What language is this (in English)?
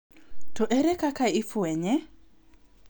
Luo (Kenya and Tanzania)